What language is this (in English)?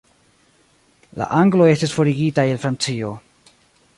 Esperanto